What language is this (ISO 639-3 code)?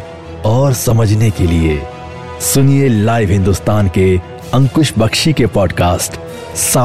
hin